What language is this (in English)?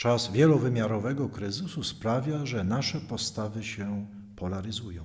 Polish